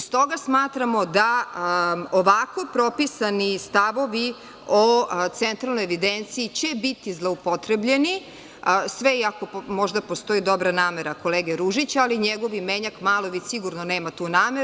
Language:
Serbian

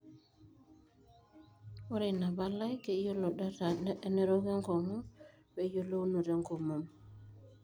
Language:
Masai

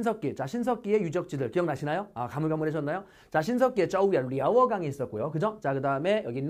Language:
Korean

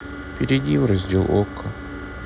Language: Russian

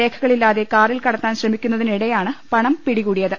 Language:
Malayalam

